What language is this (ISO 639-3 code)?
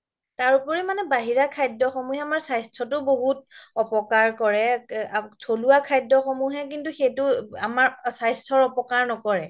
asm